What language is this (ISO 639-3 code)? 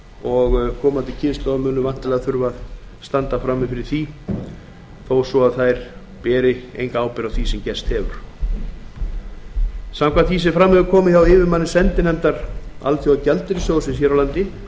isl